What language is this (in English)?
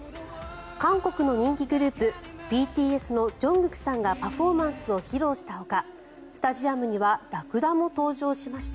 Japanese